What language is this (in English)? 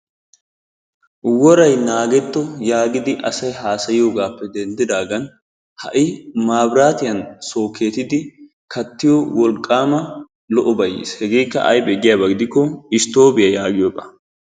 Wolaytta